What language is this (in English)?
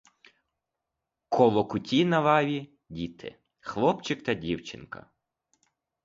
Ukrainian